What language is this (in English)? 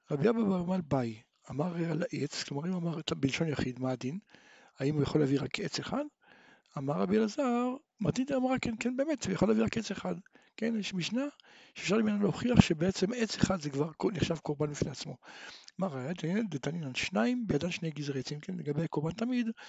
Hebrew